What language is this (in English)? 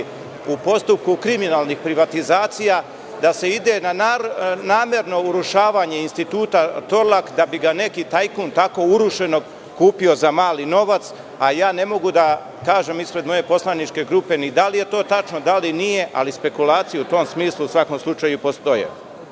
Serbian